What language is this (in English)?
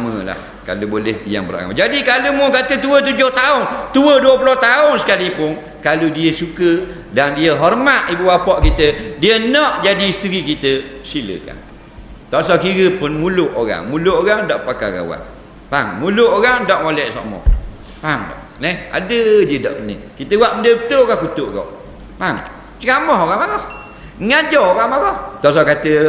Malay